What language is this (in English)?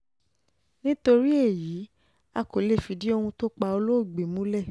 Yoruba